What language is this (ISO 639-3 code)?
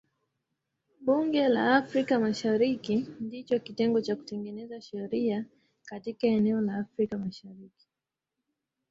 swa